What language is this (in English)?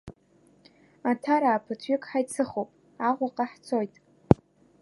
Abkhazian